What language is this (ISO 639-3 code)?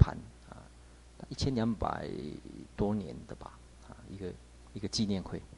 zho